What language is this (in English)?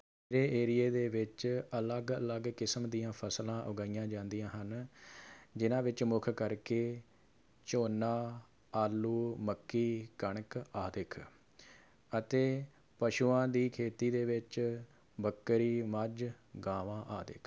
Punjabi